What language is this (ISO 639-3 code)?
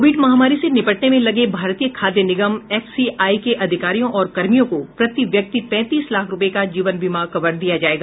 hin